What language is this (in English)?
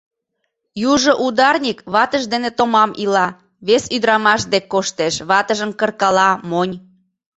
Mari